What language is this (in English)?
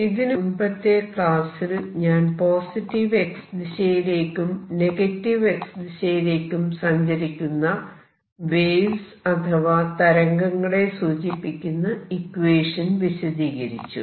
Malayalam